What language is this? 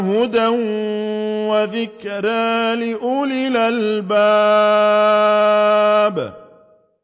Arabic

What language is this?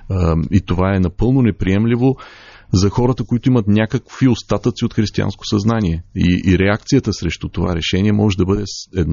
Bulgarian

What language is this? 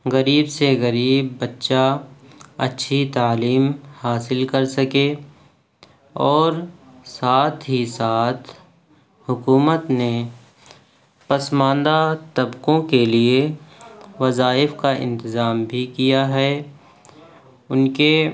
Urdu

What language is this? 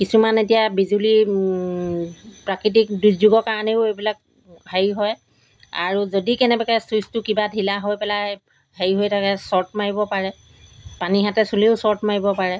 Assamese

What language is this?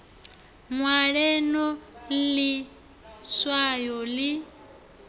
Venda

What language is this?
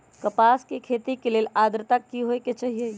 Magahi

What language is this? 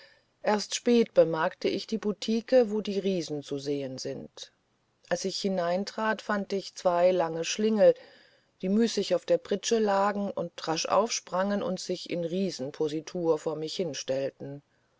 German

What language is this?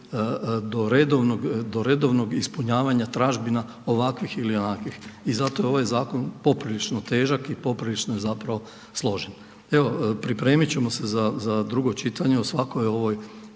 Croatian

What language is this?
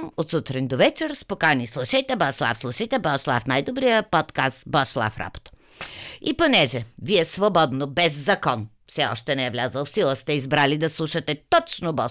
Bulgarian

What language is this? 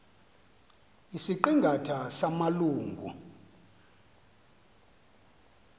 Xhosa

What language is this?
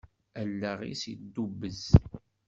Kabyle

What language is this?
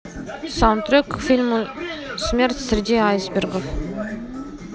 Russian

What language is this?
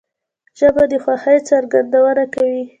Pashto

